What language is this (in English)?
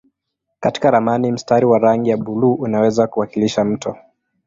Swahili